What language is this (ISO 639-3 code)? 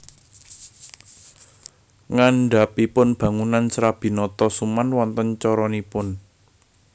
jav